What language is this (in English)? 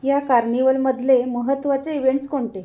Marathi